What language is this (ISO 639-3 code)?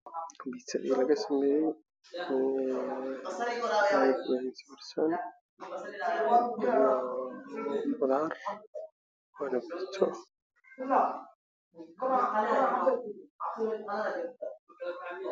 som